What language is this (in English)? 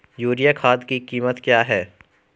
Hindi